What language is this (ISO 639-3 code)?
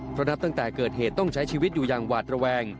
tha